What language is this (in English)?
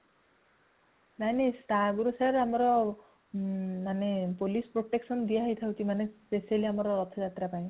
Odia